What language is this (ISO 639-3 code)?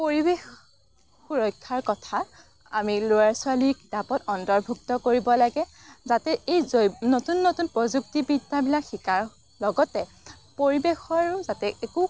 asm